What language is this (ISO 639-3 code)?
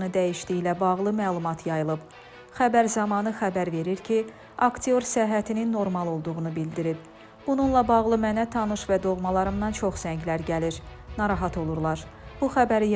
tur